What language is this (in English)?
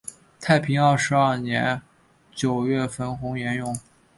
Chinese